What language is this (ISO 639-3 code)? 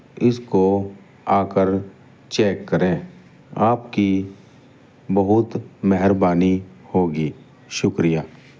urd